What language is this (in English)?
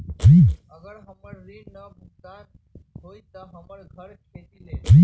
Magahi